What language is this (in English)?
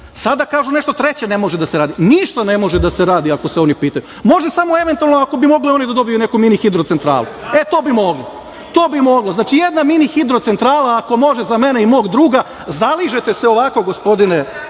Serbian